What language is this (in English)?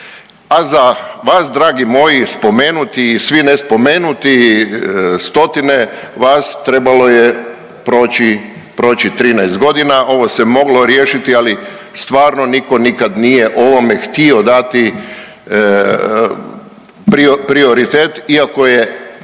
Croatian